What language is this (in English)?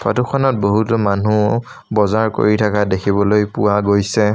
Assamese